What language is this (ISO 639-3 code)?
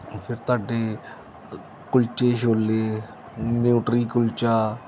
pan